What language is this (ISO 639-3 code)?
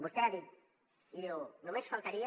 cat